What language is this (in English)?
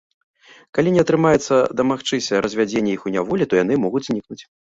Belarusian